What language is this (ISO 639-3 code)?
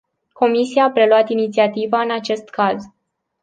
ron